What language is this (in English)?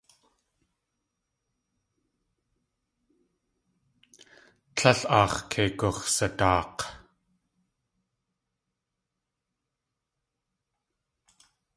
Tlingit